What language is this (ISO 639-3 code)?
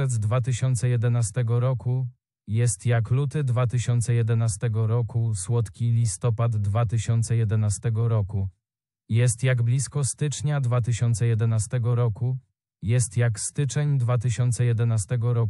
pol